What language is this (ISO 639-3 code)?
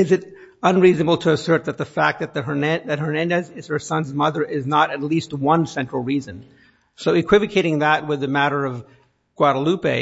eng